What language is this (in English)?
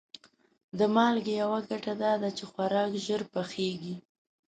Pashto